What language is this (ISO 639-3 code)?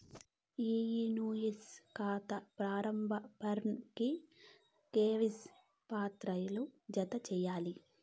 tel